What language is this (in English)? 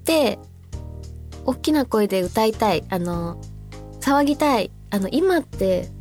Japanese